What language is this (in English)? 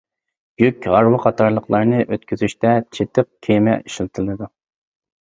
Uyghur